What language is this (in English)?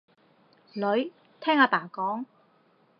Cantonese